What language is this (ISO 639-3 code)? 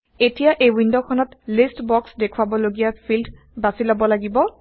asm